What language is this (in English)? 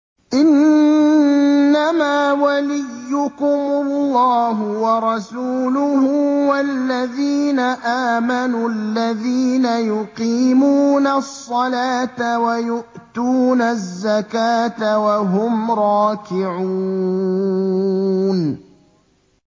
Arabic